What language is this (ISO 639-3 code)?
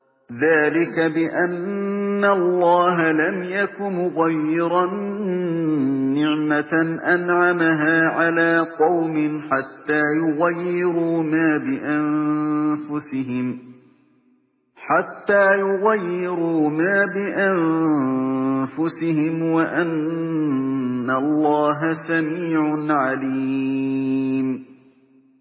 ara